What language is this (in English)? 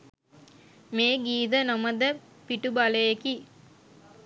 Sinhala